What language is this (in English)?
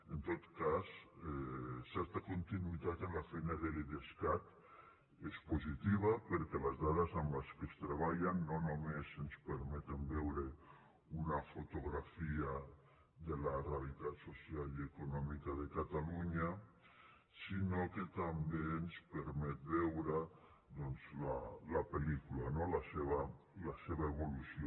Catalan